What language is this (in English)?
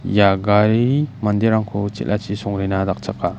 Garo